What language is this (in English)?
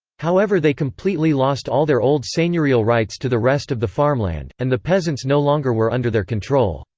English